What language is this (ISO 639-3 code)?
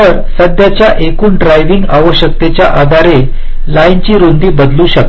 mar